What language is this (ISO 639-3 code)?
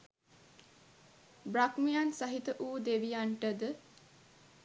sin